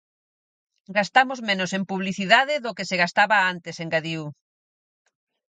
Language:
Galician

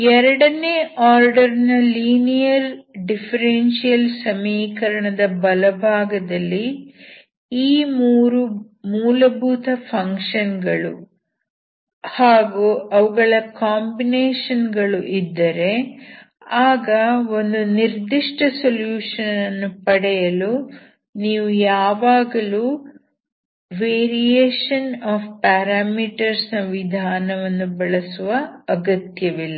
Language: Kannada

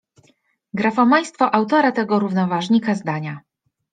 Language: Polish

